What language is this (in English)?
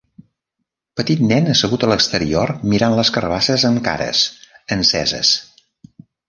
Catalan